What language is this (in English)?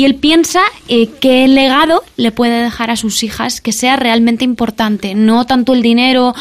Spanish